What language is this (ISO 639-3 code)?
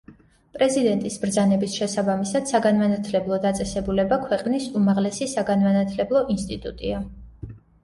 kat